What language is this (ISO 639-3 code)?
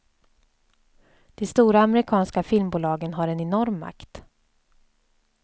swe